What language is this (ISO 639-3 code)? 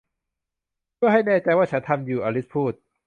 tha